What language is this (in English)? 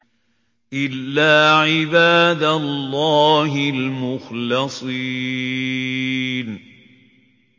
Arabic